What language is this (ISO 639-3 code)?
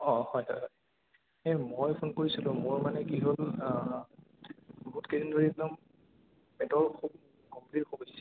asm